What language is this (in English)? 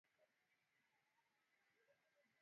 Swahili